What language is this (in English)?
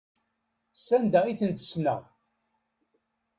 Kabyle